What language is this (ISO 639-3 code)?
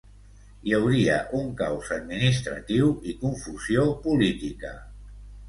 cat